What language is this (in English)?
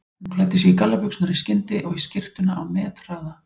Icelandic